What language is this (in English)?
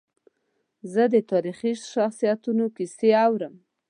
Pashto